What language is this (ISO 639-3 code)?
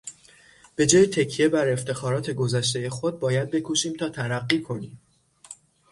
fas